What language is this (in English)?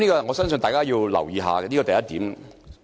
Cantonese